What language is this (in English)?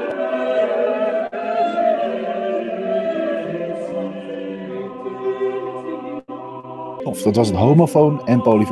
Dutch